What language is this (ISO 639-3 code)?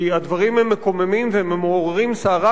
heb